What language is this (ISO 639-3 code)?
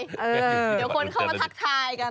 tha